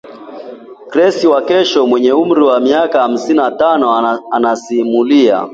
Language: Swahili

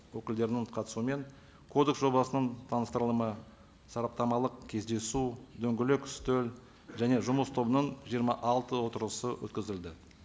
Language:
Kazakh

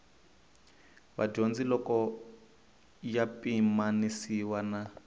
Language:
Tsonga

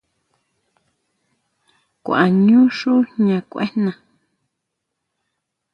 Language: Huautla Mazatec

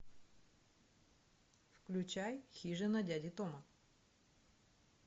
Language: Russian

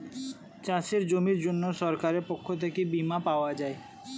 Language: Bangla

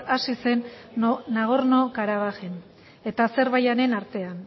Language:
Basque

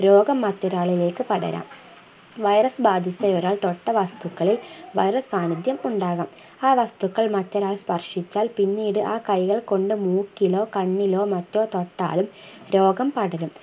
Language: Malayalam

